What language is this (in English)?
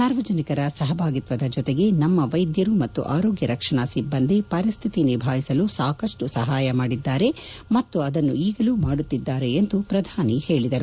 Kannada